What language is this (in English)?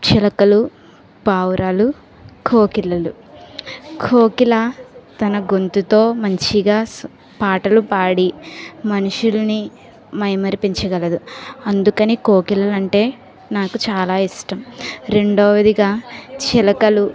Telugu